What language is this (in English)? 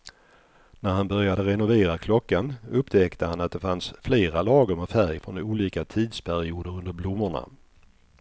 Swedish